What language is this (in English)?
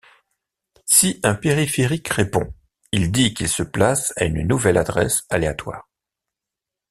French